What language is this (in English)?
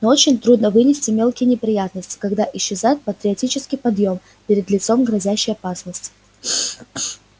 Russian